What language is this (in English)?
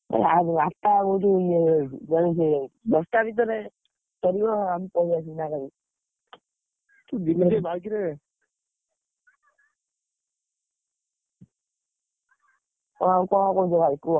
Odia